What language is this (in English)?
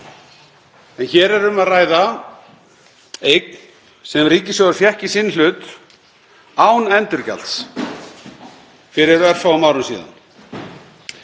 Icelandic